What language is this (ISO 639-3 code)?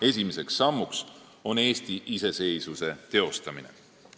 est